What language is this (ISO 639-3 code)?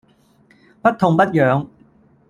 yue